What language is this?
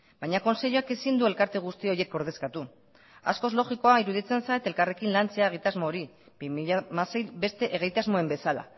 Basque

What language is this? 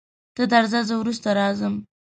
Pashto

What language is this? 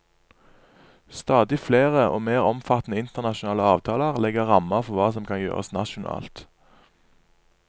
Norwegian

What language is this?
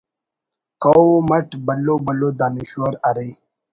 Brahui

